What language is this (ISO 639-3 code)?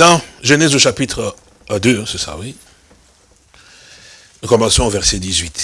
fra